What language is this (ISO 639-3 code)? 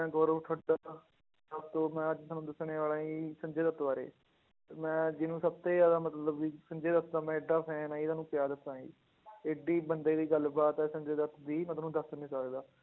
pan